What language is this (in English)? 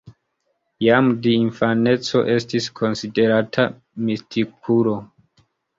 Esperanto